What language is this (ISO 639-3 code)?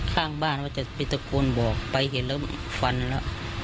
tha